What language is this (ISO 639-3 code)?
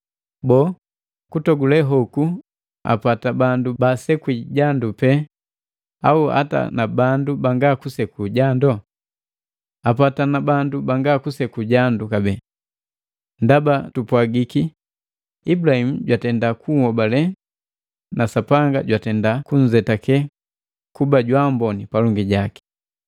mgv